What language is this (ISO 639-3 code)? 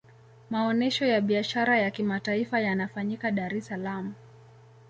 swa